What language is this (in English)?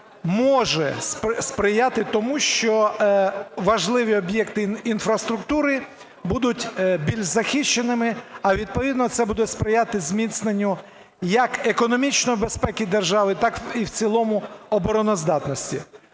Ukrainian